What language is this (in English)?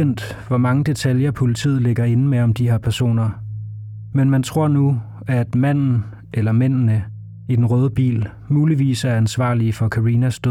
Danish